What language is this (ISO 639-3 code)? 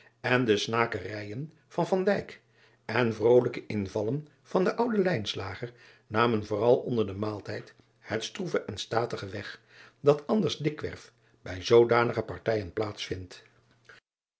nld